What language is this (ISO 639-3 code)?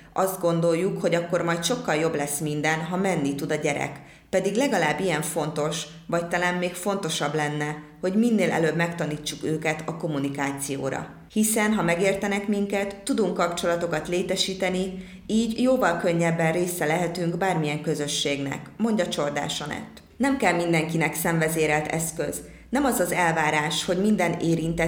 hun